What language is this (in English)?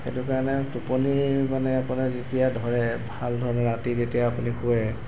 Assamese